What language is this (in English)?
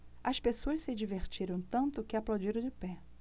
Portuguese